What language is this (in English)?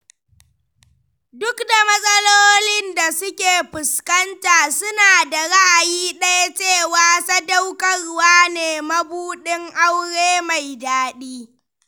Hausa